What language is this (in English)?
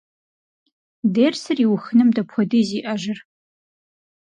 Kabardian